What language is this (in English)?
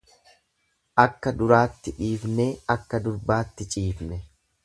Oromo